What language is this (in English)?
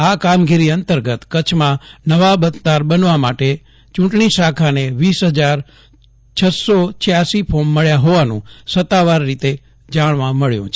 Gujarati